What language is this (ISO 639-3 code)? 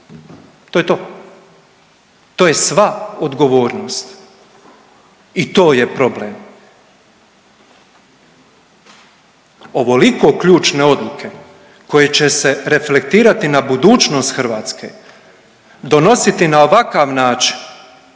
hrv